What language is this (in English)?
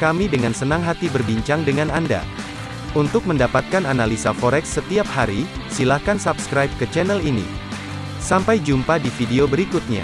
Indonesian